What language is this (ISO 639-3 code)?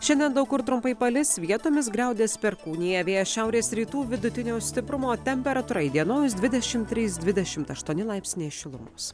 lit